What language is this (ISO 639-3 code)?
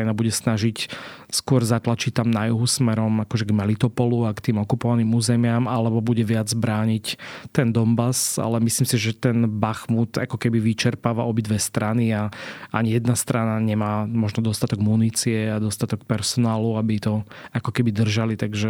slk